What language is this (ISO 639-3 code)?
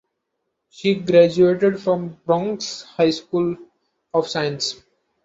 eng